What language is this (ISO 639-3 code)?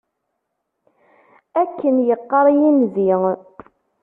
kab